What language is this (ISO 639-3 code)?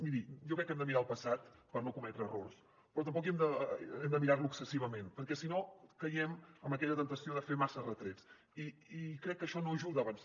cat